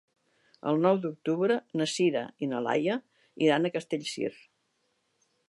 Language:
Catalan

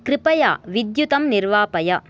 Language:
Sanskrit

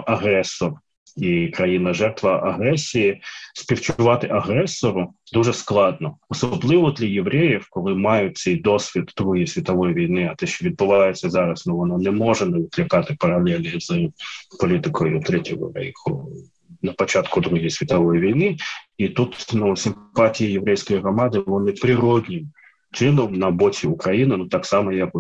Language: Ukrainian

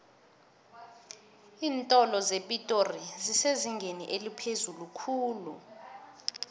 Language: South Ndebele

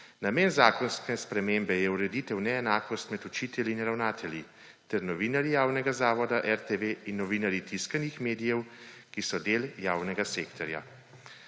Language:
Slovenian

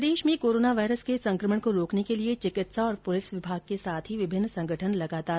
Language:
Hindi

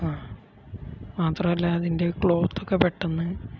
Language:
Malayalam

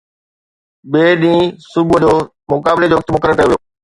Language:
Sindhi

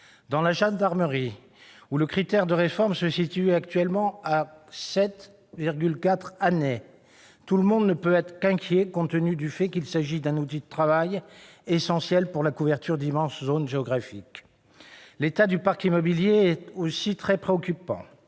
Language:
French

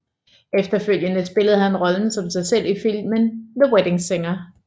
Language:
Danish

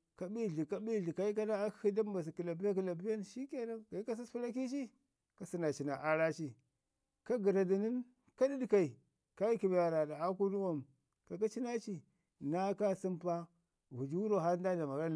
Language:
Ngizim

